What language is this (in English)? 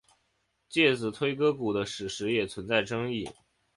Chinese